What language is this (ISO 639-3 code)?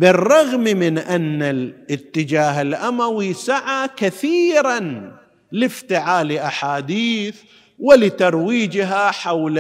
ara